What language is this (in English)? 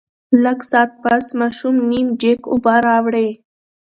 Pashto